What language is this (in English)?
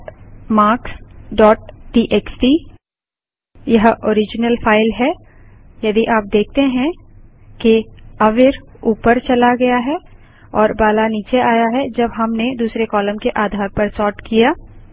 Hindi